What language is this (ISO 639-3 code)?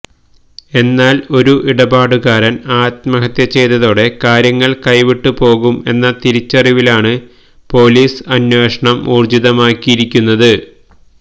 mal